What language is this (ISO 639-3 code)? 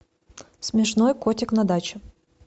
rus